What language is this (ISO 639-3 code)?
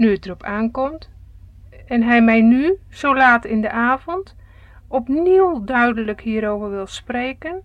nld